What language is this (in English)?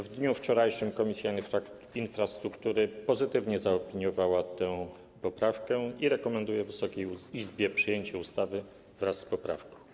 Polish